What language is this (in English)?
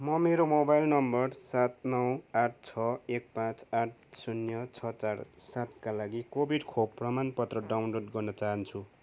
Nepali